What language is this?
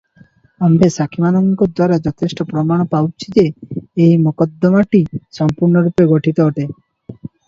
Odia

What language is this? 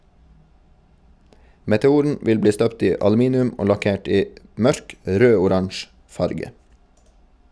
Norwegian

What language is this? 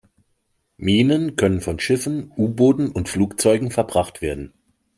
German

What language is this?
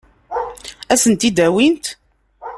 Kabyle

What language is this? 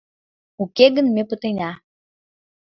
Mari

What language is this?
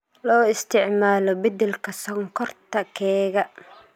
Somali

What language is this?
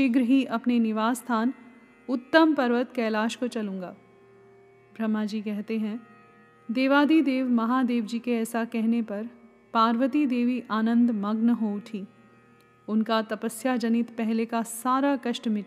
Hindi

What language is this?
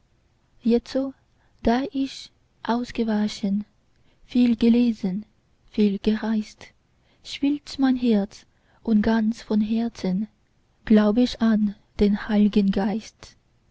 German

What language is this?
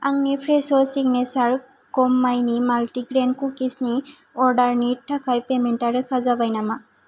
Bodo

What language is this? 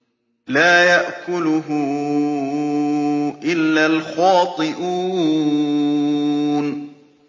Arabic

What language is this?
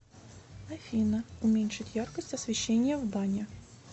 Russian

